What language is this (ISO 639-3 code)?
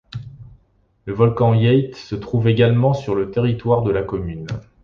fra